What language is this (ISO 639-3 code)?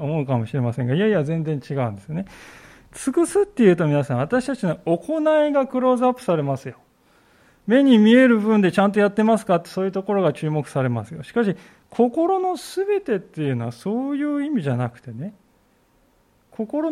jpn